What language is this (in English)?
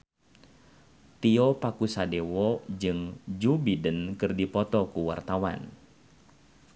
Sundanese